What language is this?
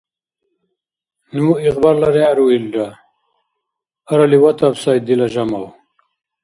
Dargwa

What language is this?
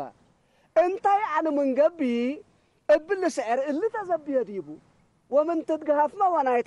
Arabic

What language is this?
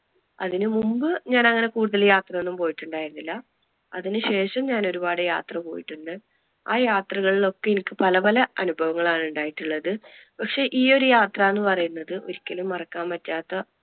Malayalam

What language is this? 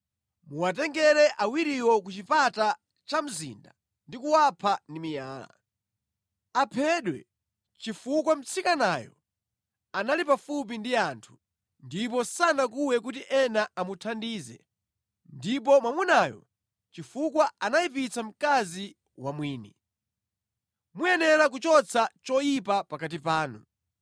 Nyanja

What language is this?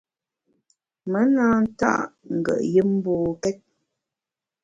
Bamun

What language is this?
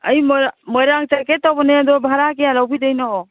Manipuri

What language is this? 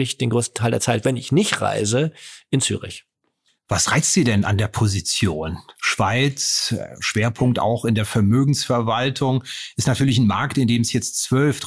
German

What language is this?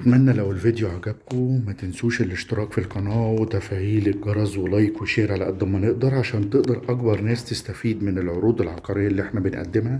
Arabic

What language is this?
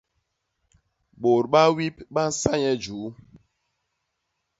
Basaa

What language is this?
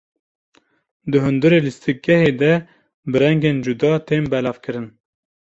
Kurdish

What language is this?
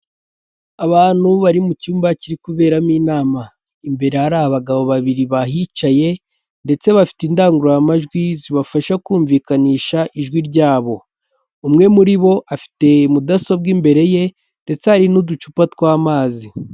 Kinyarwanda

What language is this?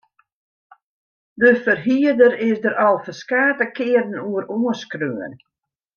Western Frisian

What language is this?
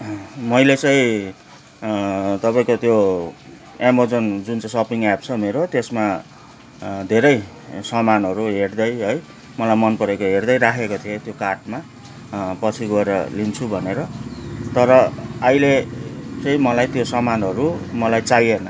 Nepali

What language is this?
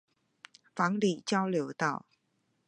Chinese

